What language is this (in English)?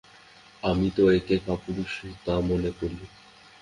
Bangla